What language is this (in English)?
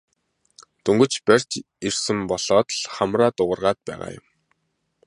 Mongolian